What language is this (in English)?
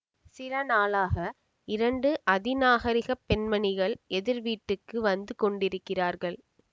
Tamil